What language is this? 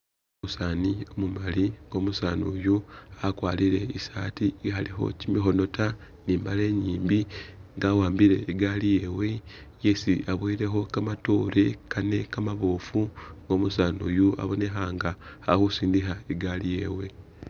Masaaba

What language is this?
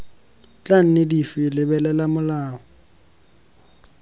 Tswana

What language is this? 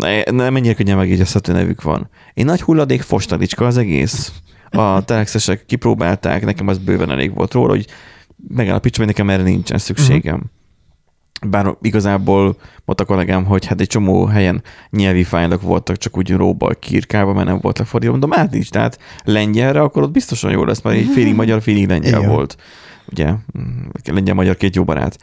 Hungarian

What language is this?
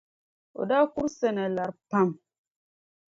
Dagbani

